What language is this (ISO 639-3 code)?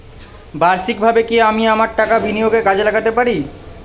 ben